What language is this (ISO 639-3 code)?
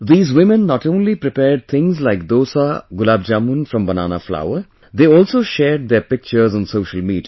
eng